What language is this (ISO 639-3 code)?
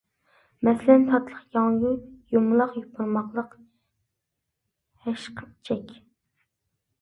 uig